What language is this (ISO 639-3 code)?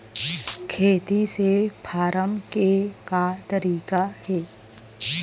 hne